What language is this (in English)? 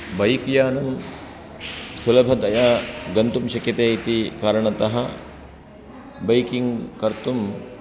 Sanskrit